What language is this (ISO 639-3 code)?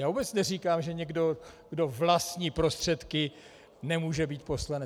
ces